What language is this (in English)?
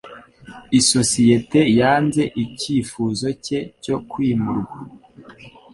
Kinyarwanda